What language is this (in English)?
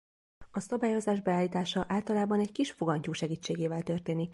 Hungarian